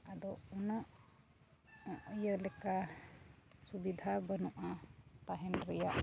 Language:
Santali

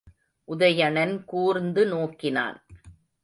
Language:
Tamil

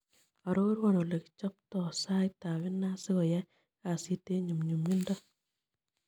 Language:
Kalenjin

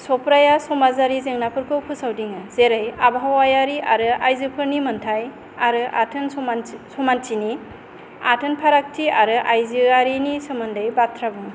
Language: Bodo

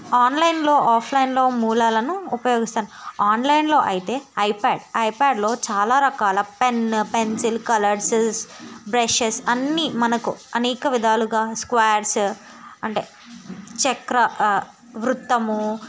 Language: Telugu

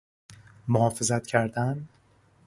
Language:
Persian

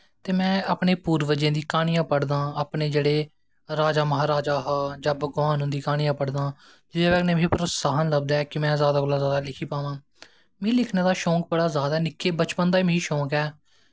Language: Dogri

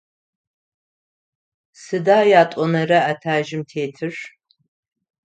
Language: Adyghe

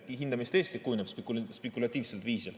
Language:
Estonian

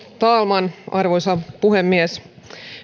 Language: Finnish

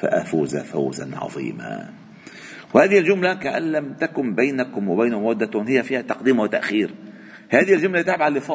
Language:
Arabic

